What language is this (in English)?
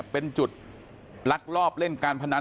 Thai